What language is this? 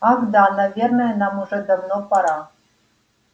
Russian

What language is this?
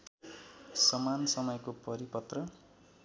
Nepali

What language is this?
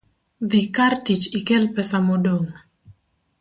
Luo (Kenya and Tanzania)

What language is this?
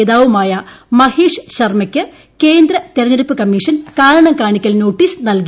Malayalam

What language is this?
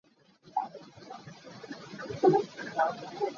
Hakha Chin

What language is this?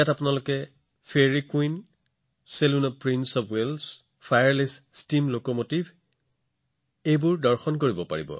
Assamese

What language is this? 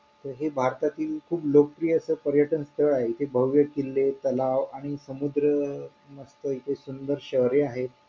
Marathi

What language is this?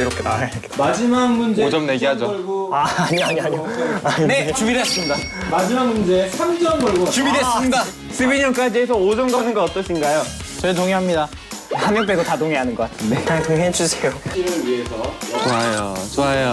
Korean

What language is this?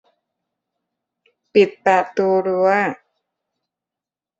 Thai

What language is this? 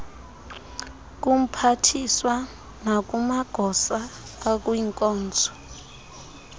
Xhosa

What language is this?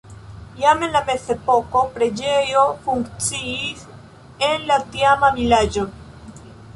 Esperanto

